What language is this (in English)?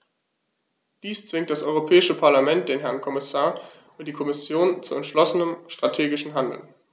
German